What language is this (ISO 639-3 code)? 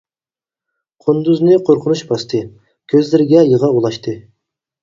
uig